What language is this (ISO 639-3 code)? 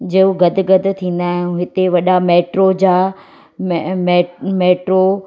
snd